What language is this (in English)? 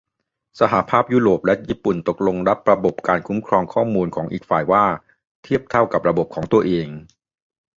Thai